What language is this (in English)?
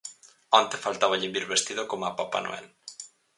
Galician